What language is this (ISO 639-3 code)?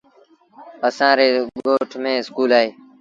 sbn